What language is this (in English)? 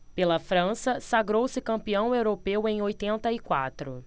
Portuguese